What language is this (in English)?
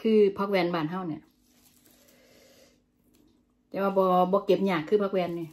Thai